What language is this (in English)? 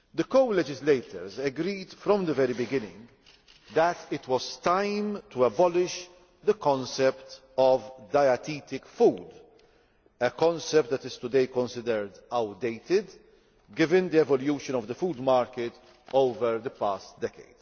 English